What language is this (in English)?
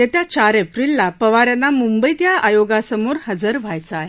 Marathi